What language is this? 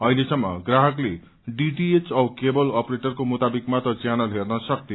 Nepali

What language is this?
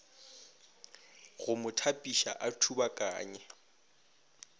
Northern Sotho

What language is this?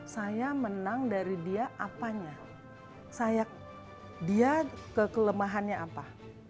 Indonesian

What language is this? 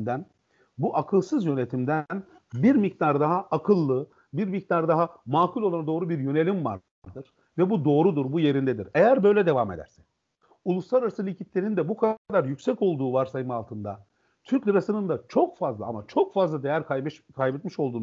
Turkish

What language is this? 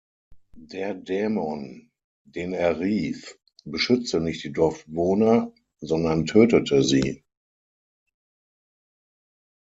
German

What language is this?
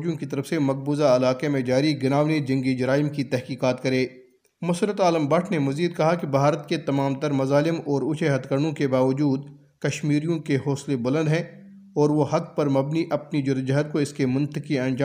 Urdu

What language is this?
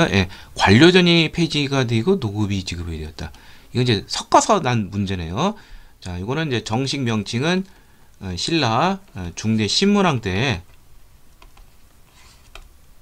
Korean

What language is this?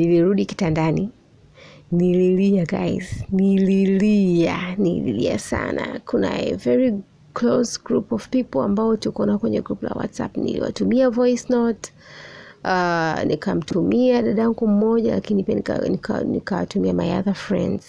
Swahili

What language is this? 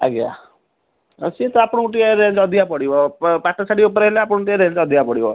Odia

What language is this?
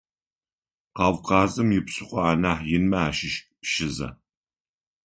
Adyghe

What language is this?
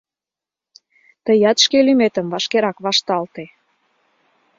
Mari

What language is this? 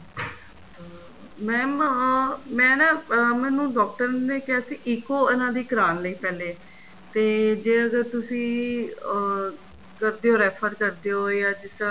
Punjabi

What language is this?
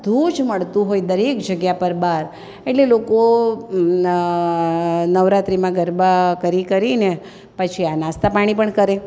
Gujarati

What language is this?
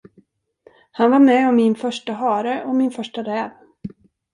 Swedish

